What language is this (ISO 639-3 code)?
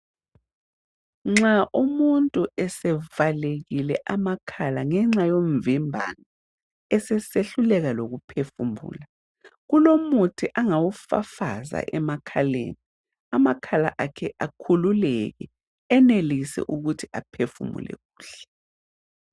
nde